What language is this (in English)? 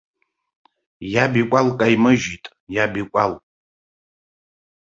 Abkhazian